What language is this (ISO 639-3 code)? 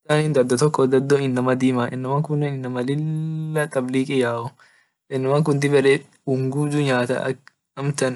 orc